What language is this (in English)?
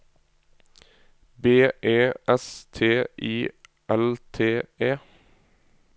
Norwegian